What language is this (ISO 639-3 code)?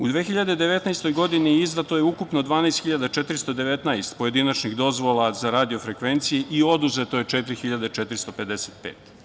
srp